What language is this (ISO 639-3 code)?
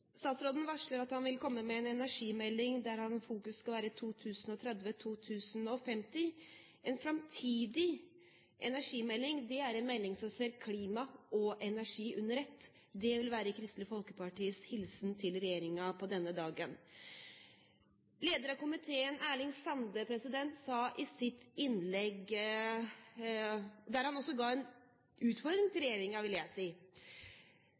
nob